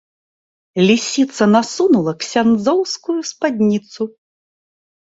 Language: Belarusian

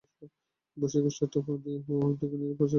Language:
Bangla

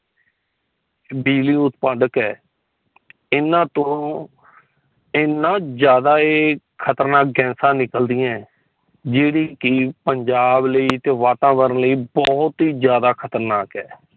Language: Punjabi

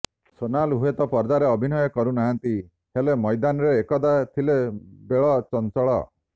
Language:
Odia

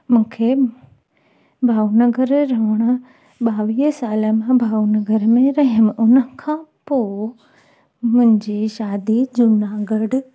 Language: Sindhi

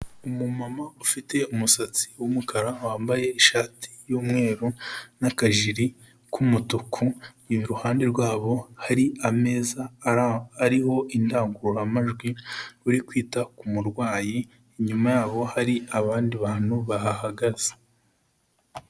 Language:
Kinyarwanda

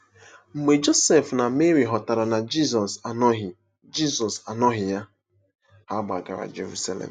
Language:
Igbo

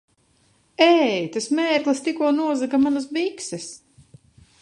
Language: Latvian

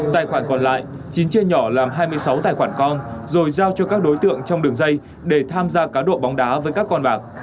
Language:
Vietnamese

